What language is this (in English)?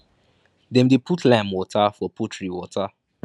Nigerian Pidgin